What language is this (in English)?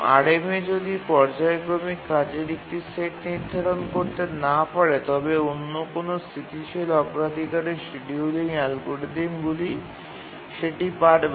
Bangla